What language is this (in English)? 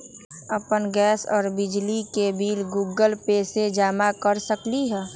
Magahi